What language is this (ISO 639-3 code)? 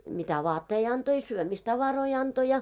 fin